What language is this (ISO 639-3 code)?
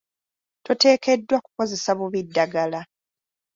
lug